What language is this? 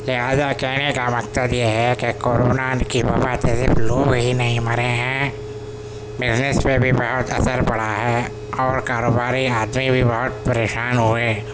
Urdu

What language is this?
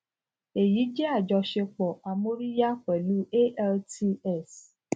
Yoruba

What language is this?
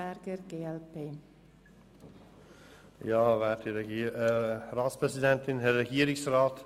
Swiss German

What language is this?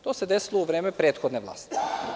Serbian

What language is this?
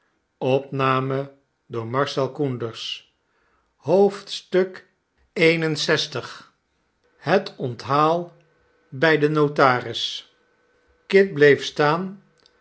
Dutch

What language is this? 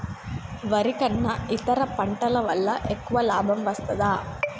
Telugu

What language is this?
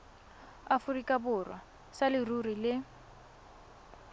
Tswana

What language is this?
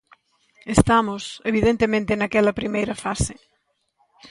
Galician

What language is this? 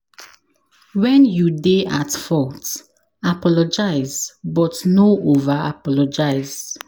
Nigerian Pidgin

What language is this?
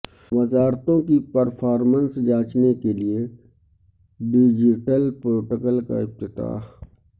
Urdu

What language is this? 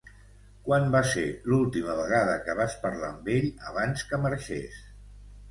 Catalan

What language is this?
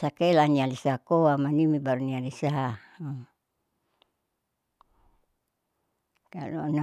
Saleman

